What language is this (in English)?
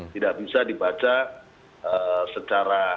Indonesian